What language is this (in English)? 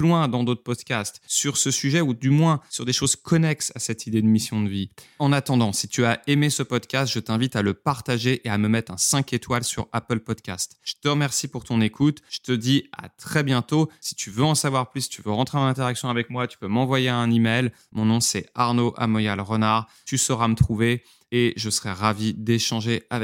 French